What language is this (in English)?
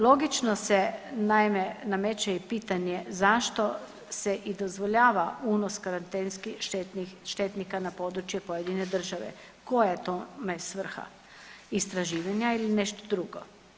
Croatian